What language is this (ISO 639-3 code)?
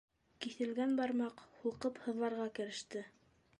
bak